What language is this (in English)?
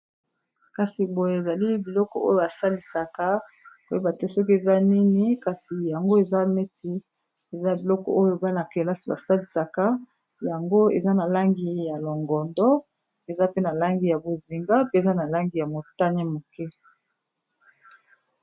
Lingala